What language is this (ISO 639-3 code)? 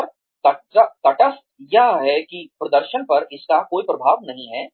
hin